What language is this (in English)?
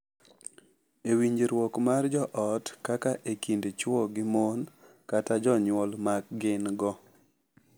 Luo (Kenya and Tanzania)